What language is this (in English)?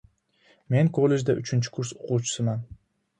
Uzbek